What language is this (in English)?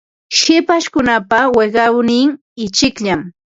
Ambo-Pasco Quechua